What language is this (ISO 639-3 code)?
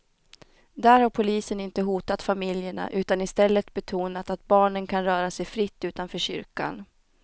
swe